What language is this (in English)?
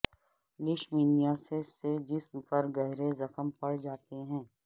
Urdu